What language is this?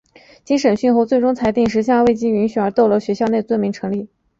Chinese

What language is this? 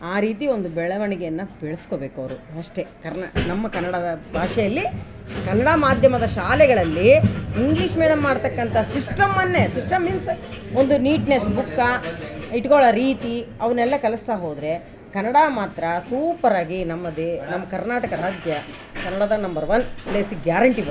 Kannada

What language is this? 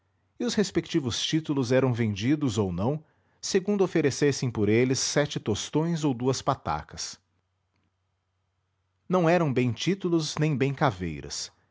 Portuguese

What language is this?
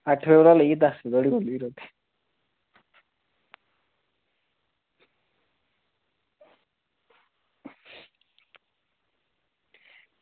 Dogri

